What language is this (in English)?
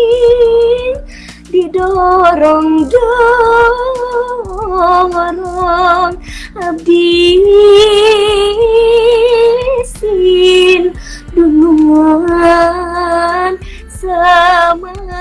Indonesian